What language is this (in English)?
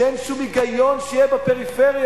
Hebrew